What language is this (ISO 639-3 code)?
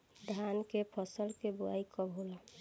bho